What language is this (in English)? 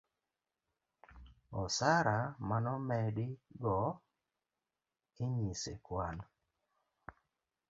Luo (Kenya and Tanzania)